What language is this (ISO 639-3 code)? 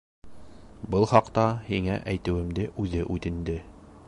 bak